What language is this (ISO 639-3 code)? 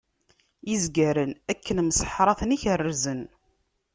kab